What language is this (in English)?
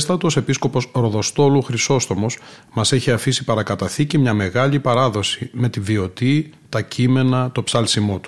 Greek